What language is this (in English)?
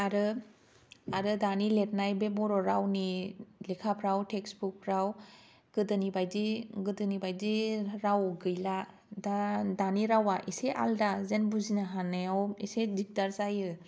Bodo